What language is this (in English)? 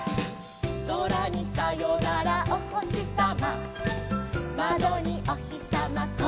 Japanese